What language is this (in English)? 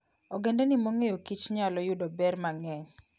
Luo (Kenya and Tanzania)